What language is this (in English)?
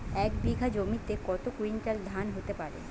Bangla